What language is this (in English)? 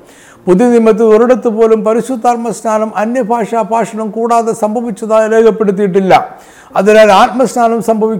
Malayalam